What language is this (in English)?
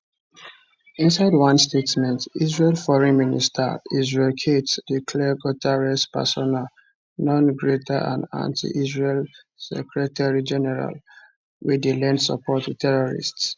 Nigerian Pidgin